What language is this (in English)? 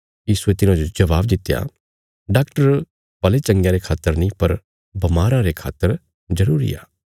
Bilaspuri